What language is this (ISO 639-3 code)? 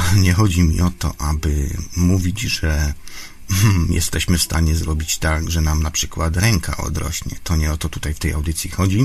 pol